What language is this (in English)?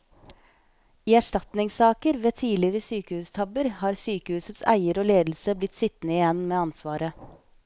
Norwegian